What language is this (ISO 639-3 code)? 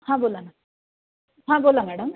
mar